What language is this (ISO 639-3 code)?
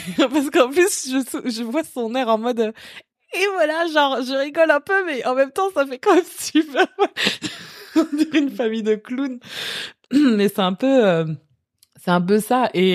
fra